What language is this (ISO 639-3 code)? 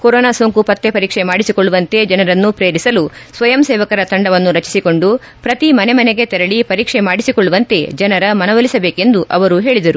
kan